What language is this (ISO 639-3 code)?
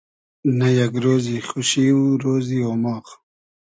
haz